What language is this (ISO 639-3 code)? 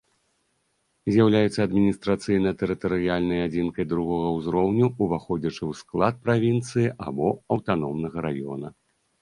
bel